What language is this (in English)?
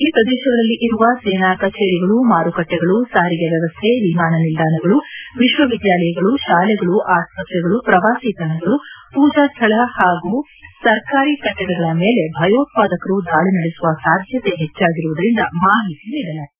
Kannada